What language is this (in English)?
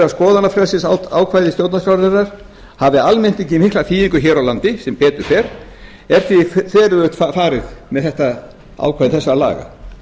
Icelandic